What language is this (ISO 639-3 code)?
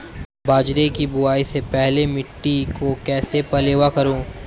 hin